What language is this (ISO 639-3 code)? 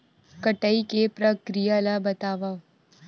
hne